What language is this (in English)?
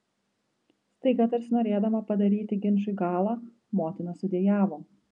Lithuanian